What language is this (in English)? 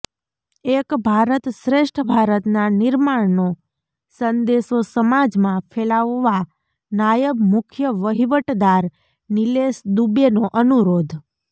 Gujarati